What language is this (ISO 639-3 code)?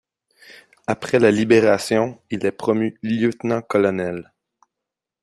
fra